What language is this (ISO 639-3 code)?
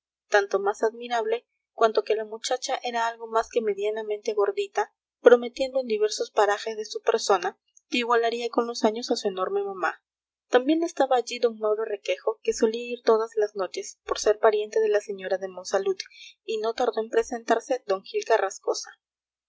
spa